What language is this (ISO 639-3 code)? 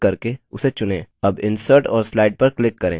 hin